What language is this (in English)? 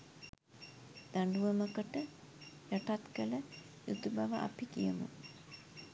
Sinhala